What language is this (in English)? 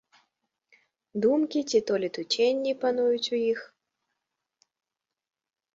Belarusian